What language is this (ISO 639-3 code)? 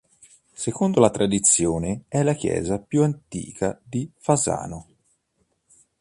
ita